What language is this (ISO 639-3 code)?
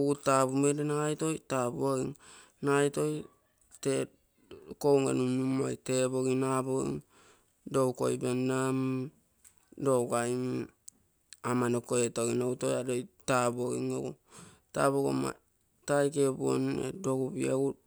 buo